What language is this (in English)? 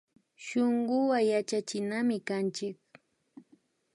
Imbabura Highland Quichua